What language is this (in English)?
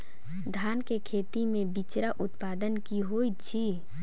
Maithili